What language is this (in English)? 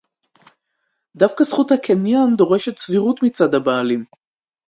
Hebrew